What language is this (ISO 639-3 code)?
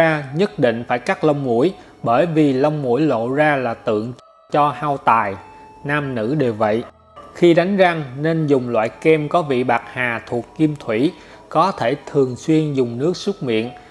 vie